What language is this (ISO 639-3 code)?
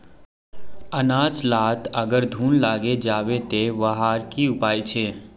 mag